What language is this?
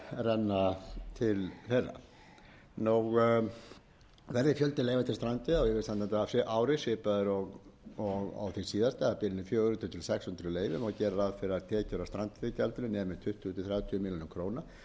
Icelandic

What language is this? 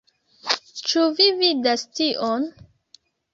Esperanto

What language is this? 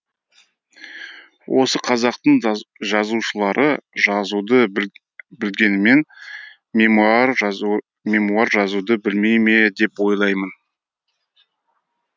Kazakh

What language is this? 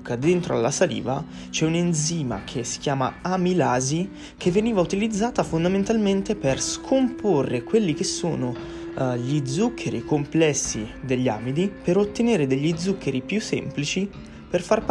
Italian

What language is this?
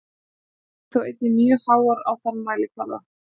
Icelandic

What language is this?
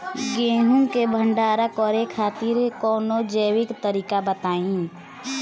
Bhojpuri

